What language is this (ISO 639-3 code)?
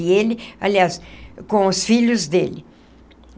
por